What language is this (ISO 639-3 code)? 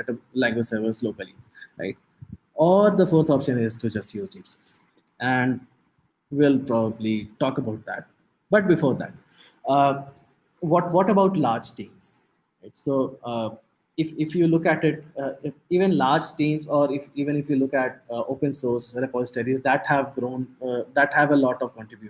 eng